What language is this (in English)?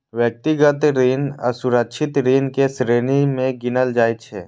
Maithili